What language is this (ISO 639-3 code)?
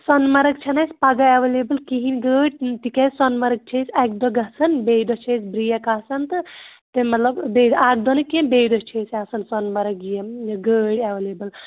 kas